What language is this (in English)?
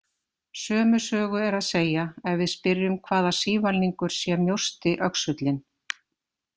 Icelandic